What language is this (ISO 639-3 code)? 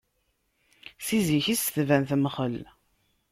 kab